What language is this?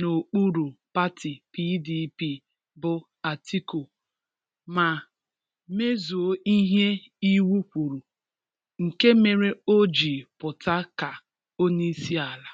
Igbo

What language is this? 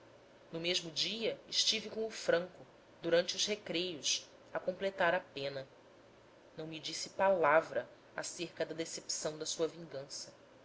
Portuguese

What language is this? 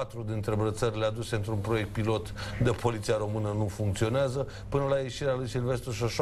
Romanian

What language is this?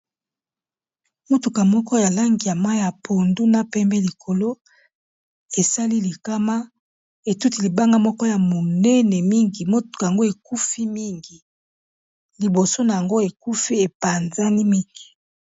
Lingala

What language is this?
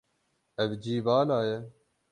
Kurdish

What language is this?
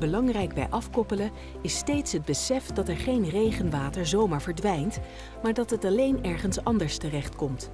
Dutch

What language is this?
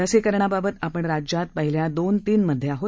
Marathi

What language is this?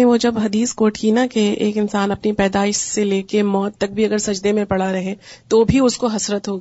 Urdu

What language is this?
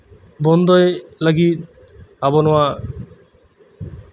Santali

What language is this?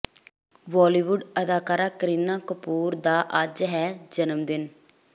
Punjabi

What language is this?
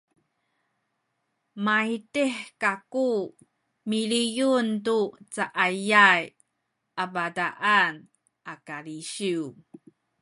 Sakizaya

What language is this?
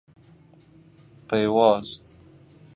Persian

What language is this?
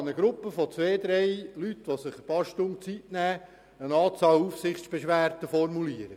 Swiss German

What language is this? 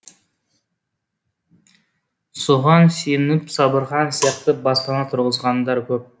Kazakh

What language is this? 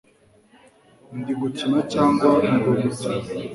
Kinyarwanda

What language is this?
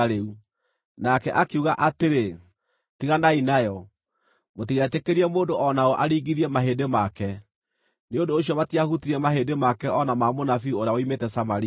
Kikuyu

